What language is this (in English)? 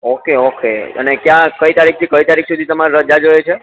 Gujarati